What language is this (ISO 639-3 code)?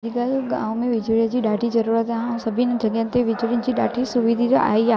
snd